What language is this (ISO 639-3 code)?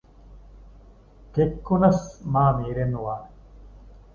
div